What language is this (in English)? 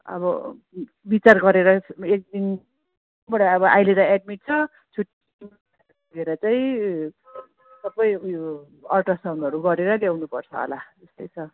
Nepali